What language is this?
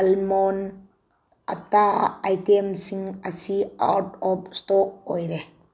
Manipuri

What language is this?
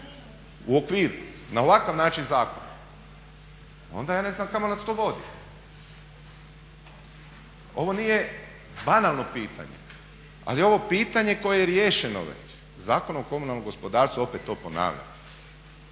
Croatian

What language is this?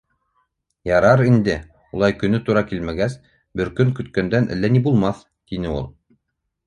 Bashkir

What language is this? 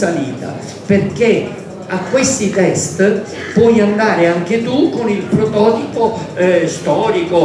Italian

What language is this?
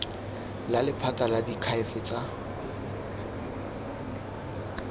Tswana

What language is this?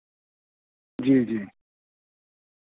Urdu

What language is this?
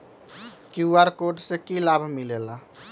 Magahi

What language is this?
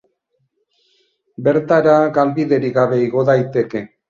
Basque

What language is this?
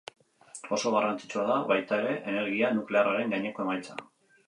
Basque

